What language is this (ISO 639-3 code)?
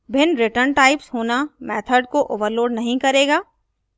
hin